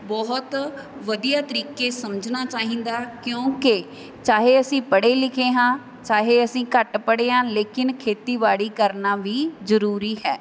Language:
Punjabi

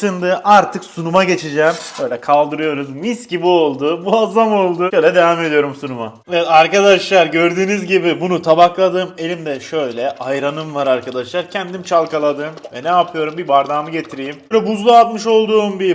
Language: Turkish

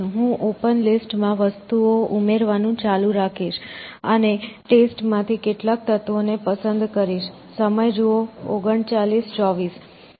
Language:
Gujarati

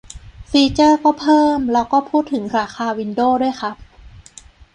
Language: Thai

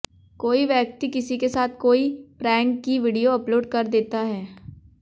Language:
Hindi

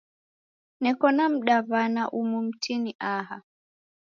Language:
Taita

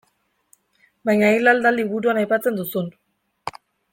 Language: Basque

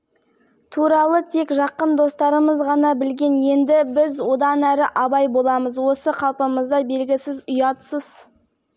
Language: Kazakh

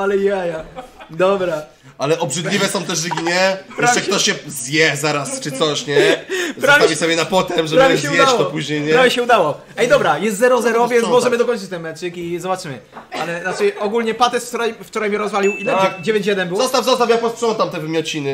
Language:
Polish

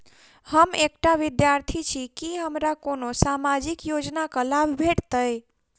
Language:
Maithili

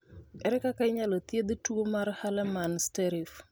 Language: Luo (Kenya and Tanzania)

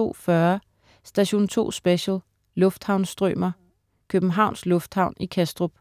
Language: Danish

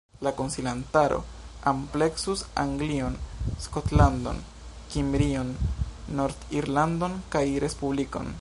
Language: Esperanto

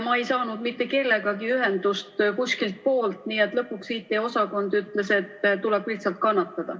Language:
Estonian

